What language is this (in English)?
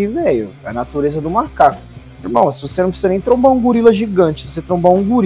Portuguese